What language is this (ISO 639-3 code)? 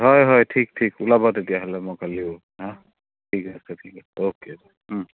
asm